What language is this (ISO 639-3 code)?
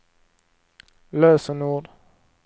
swe